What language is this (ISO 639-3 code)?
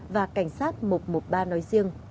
vie